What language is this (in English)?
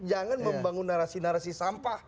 Indonesian